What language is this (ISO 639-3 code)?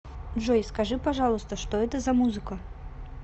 rus